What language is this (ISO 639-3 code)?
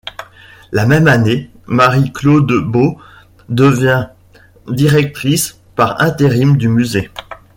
fra